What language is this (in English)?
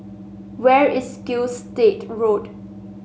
English